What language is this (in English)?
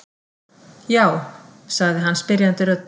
Icelandic